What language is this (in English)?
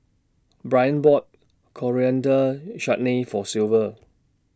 English